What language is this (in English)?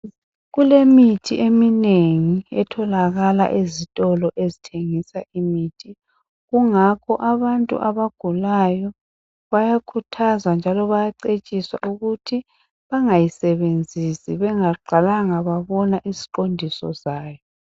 North Ndebele